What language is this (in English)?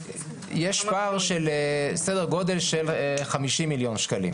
Hebrew